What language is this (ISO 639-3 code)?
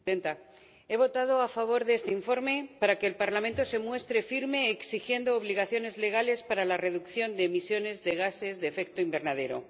spa